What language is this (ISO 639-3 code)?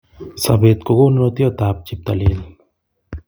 kln